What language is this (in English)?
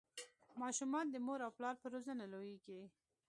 Pashto